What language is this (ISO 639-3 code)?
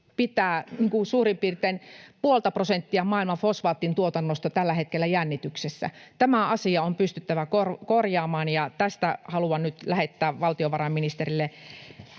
fin